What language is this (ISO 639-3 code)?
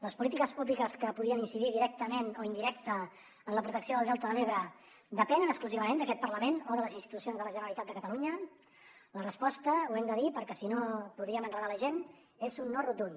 cat